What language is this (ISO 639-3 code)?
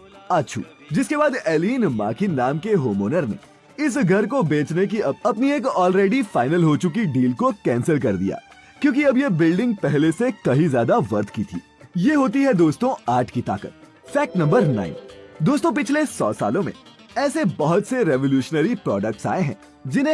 hin